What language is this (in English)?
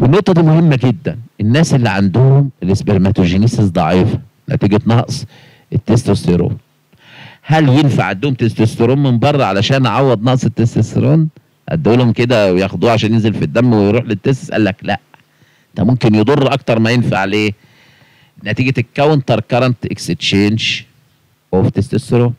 Arabic